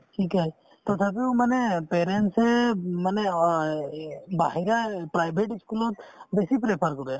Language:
Assamese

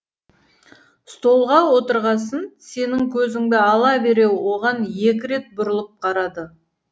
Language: Kazakh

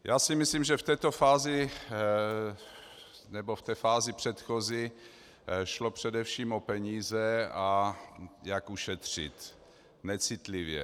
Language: Czech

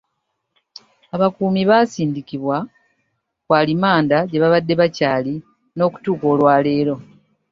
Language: Ganda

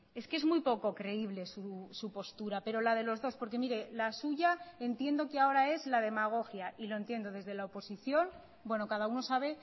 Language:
Spanish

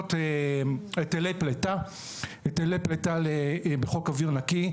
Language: Hebrew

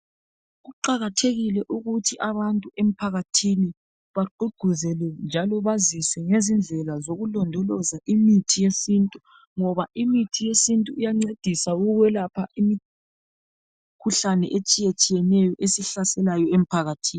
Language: North Ndebele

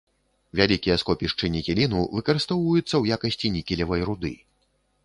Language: Belarusian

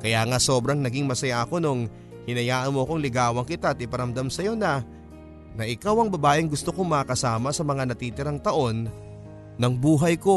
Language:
Filipino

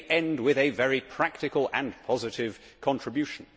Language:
English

